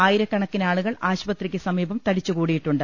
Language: Malayalam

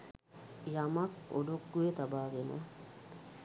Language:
Sinhala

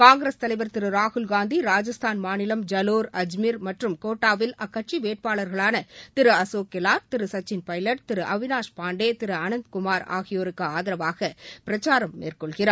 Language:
Tamil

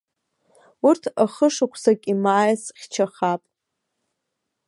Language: Abkhazian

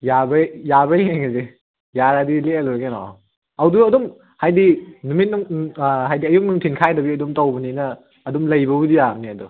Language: Manipuri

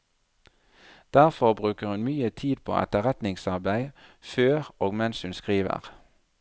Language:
Norwegian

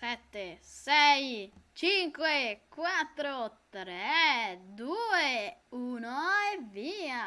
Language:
Italian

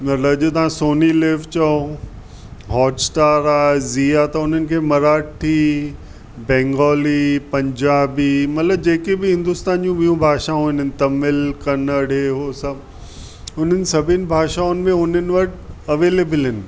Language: Sindhi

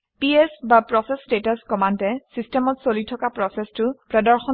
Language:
Assamese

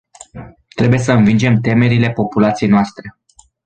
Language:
Romanian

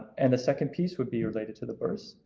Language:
English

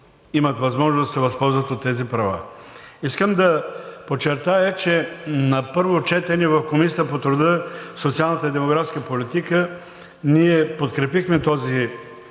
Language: Bulgarian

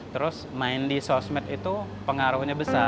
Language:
Indonesian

